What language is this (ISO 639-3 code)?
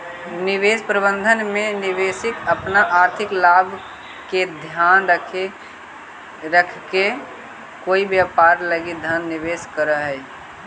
mag